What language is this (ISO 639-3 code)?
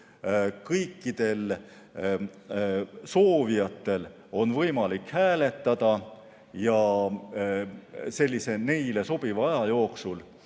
est